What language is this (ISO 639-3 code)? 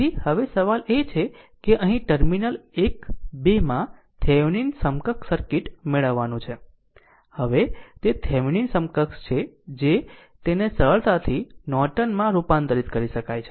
guj